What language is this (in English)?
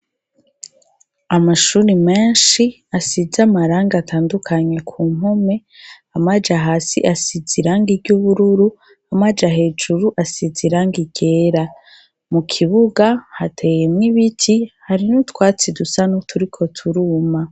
Rundi